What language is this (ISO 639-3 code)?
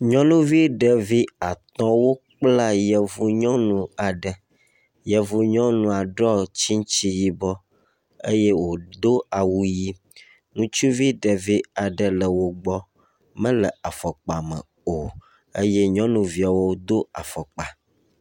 ewe